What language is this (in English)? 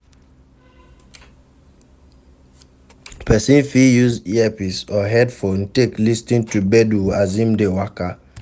Nigerian Pidgin